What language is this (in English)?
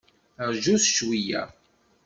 Kabyle